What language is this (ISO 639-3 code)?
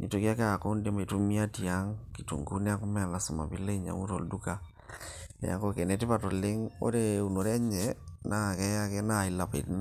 mas